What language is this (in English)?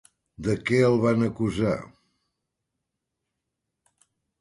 Catalan